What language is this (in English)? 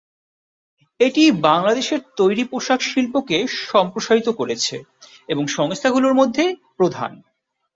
Bangla